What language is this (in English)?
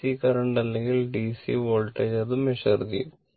Malayalam